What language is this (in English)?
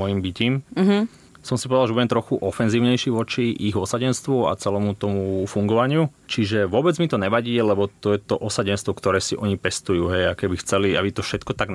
Slovak